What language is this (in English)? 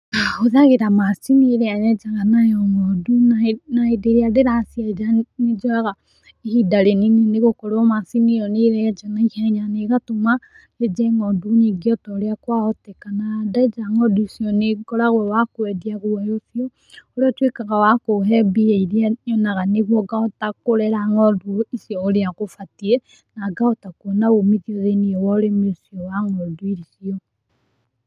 Kikuyu